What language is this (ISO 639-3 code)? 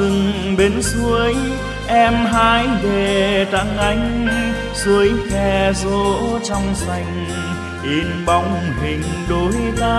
vie